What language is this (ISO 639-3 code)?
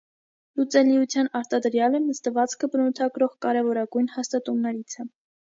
hye